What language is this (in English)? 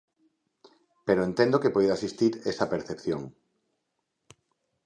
Galician